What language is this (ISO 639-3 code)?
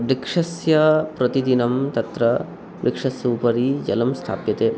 san